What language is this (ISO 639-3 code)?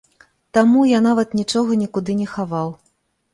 bel